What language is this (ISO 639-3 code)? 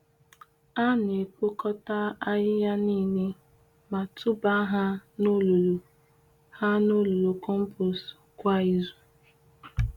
ibo